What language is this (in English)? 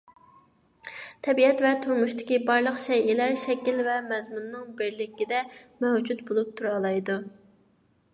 Uyghur